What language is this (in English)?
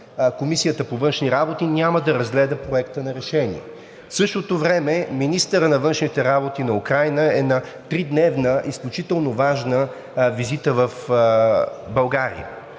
Bulgarian